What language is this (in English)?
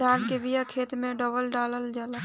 Bhojpuri